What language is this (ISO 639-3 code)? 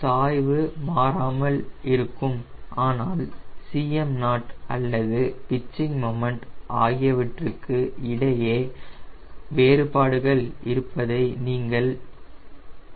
tam